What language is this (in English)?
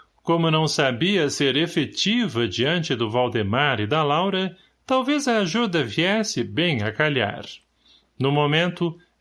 Portuguese